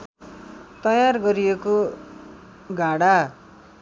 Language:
Nepali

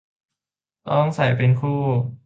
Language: Thai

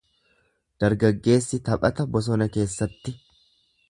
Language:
Oromo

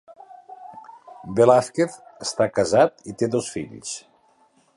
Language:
Catalan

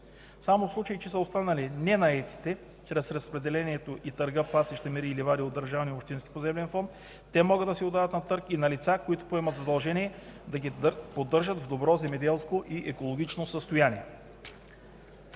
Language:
Bulgarian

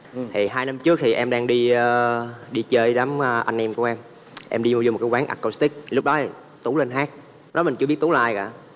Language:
Vietnamese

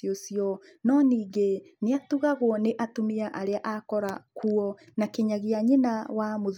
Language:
Kikuyu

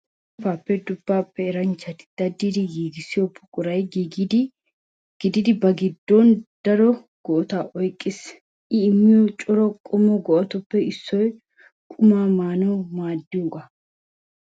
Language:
Wolaytta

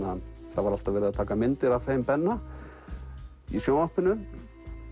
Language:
Icelandic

